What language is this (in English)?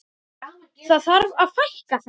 Icelandic